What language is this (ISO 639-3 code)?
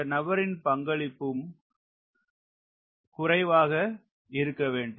tam